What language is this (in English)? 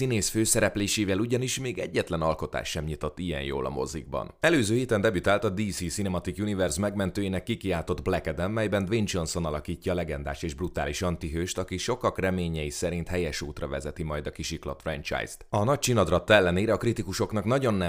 Hungarian